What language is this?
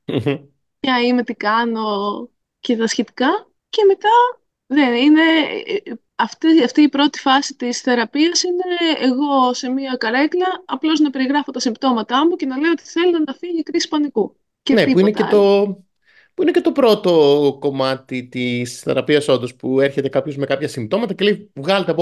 Greek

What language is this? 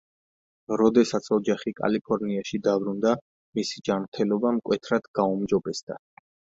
Georgian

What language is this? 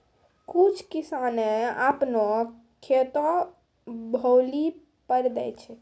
Maithili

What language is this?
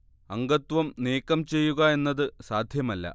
Malayalam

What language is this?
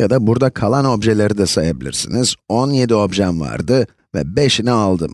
Turkish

